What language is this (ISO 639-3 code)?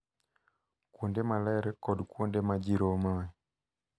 luo